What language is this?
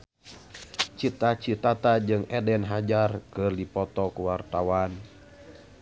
Sundanese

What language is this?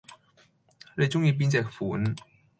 Cantonese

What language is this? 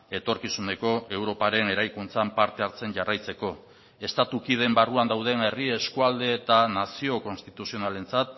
Basque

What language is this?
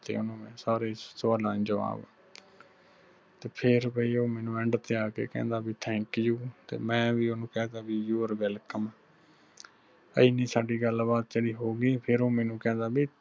Punjabi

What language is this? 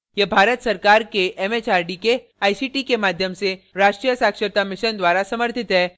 Hindi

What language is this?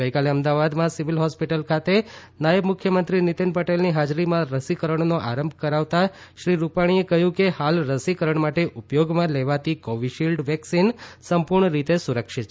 Gujarati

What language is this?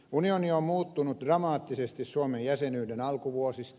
Finnish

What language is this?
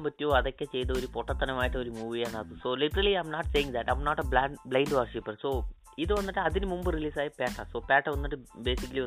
Malayalam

